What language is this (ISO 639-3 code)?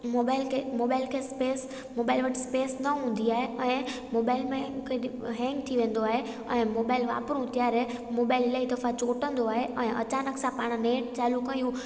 snd